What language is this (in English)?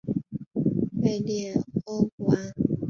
Chinese